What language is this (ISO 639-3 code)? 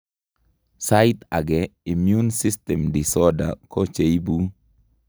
kln